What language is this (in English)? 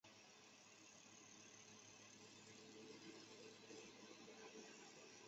Chinese